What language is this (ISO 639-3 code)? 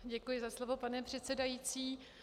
ces